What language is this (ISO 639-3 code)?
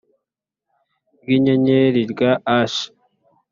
kin